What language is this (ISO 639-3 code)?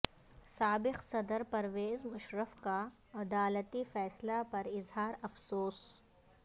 urd